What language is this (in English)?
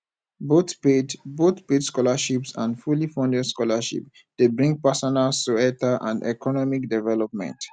Nigerian Pidgin